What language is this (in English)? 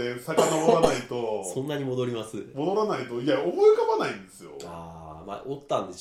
Japanese